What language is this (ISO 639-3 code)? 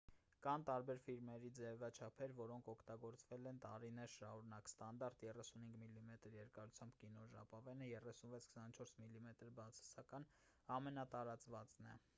hye